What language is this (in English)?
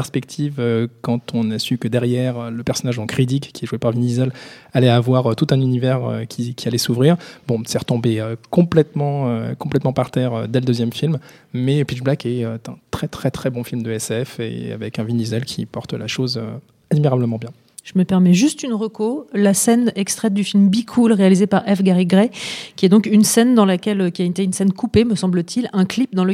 French